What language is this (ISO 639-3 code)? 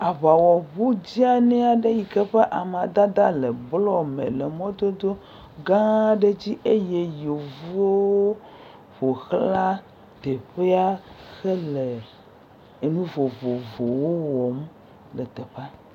ewe